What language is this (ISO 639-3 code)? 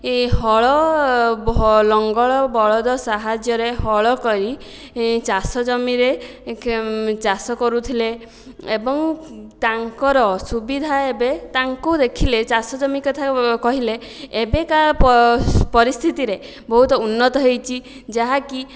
ori